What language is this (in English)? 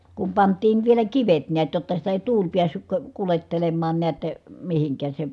Finnish